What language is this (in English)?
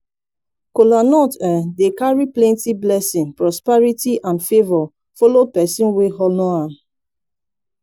Nigerian Pidgin